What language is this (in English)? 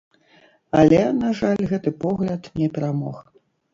Belarusian